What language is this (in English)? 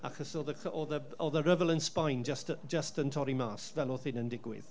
Welsh